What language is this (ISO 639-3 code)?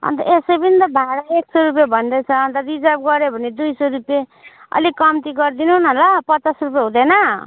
nep